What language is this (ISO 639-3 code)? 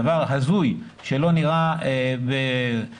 heb